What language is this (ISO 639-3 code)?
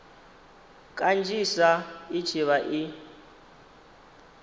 ven